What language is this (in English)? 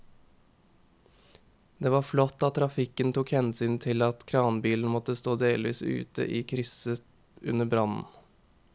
Norwegian